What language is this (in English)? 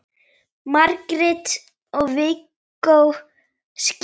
Icelandic